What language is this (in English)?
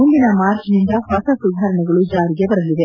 Kannada